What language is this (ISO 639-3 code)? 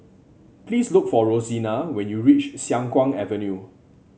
eng